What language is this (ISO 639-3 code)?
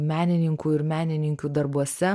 lit